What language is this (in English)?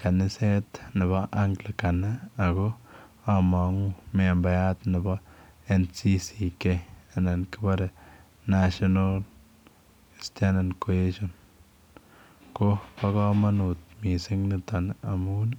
Kalenjin